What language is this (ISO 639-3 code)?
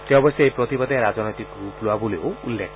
asm